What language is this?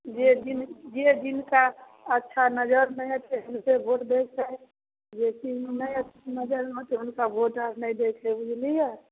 Maithili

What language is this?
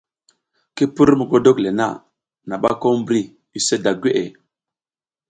South Giziga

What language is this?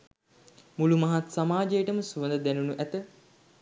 Sinhala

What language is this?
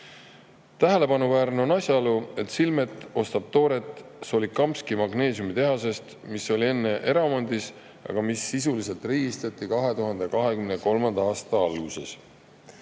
Estonian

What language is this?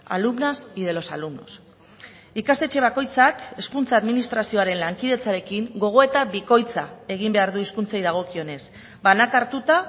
Basque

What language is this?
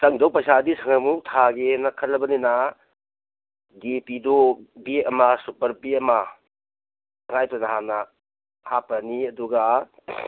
Manipuri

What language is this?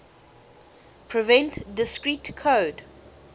English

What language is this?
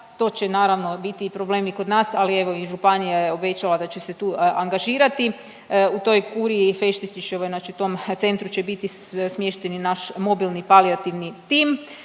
Croatian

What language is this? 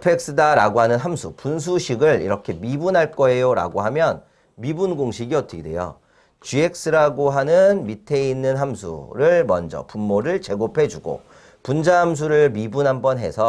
Korean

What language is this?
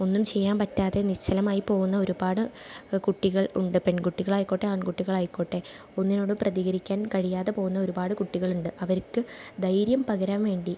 Malayalam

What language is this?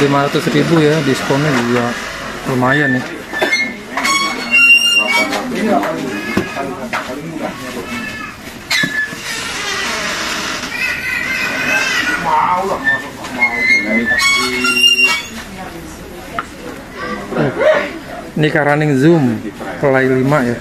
Indonesian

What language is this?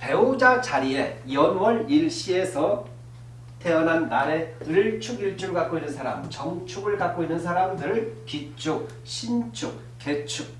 Korean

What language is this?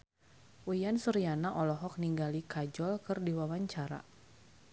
Sundanese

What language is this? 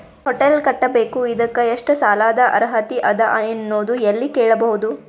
Kannada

